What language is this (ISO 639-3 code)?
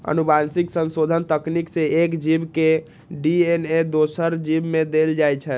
mai